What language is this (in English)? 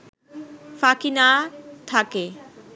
Bangla